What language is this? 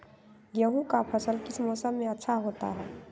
Magahi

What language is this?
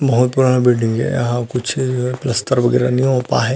Chhattisgarhi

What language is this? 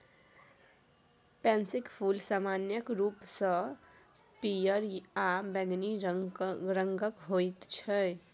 Maithili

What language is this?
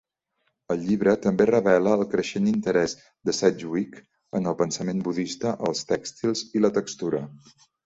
Catalan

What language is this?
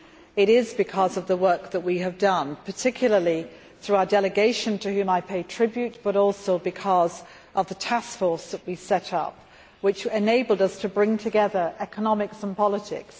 English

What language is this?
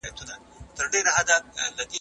Pashto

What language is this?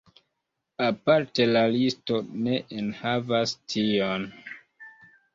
Esperanto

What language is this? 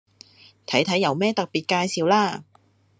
Cantonese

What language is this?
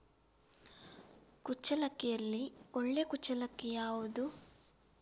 Kannada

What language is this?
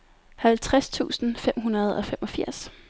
Danish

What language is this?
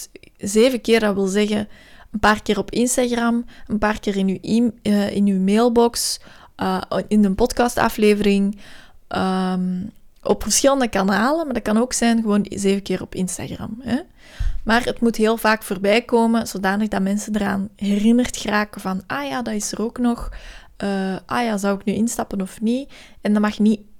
Dutch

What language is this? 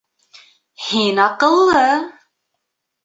Bashkir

